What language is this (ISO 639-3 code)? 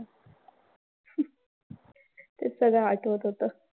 mar